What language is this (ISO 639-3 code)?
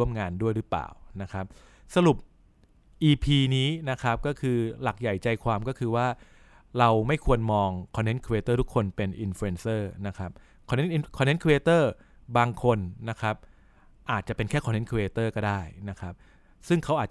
tha